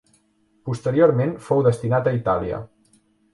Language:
Catalan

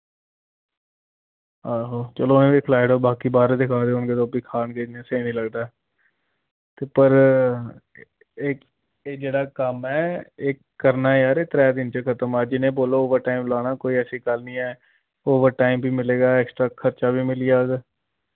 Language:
Dogri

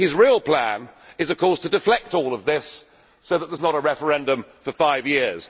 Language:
English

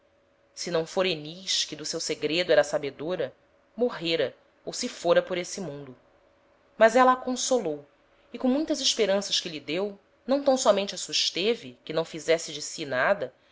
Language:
Portuguese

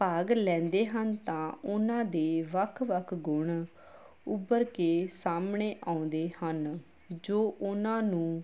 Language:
Punjabi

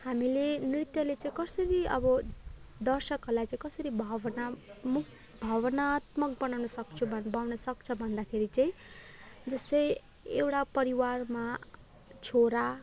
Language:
Nepali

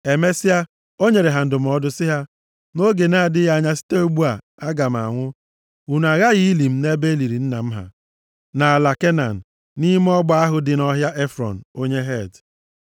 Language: Igbo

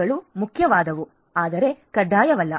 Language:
Kannada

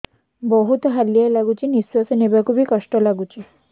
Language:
Odia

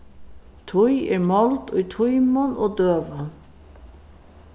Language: Faroese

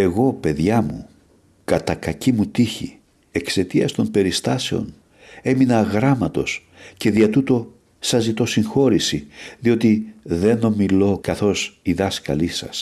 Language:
Greek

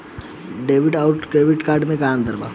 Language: Bhojpuri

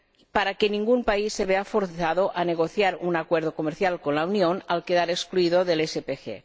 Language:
Spanish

